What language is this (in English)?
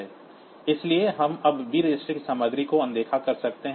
Hindi